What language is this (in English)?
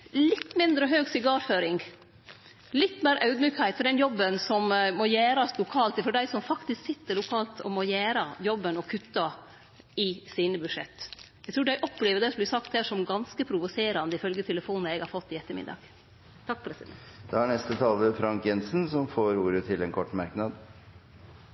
Norwegian